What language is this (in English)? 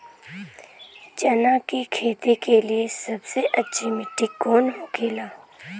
Bhojpuri